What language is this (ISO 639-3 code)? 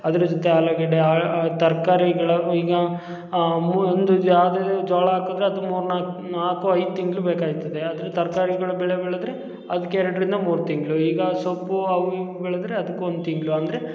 kan